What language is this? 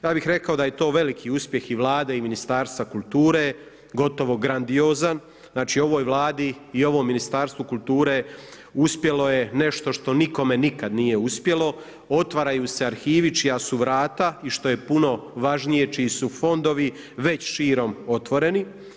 Croatian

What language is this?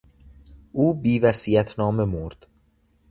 Persian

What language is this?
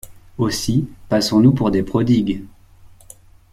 French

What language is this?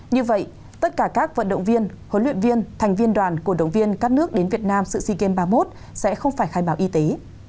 Vietnamese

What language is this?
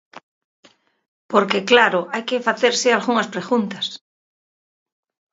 Galician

